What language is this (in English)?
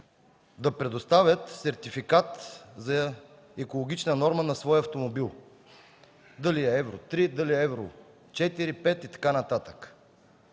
Bulgarian